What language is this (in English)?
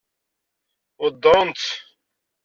Kabyle